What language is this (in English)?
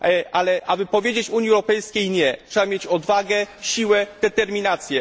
Polish